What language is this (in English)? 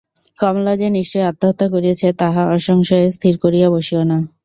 Bangla